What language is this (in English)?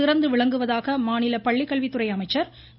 Tamil